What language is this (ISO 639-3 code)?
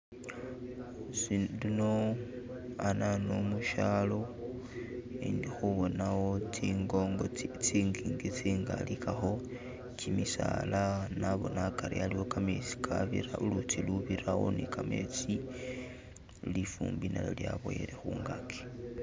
myx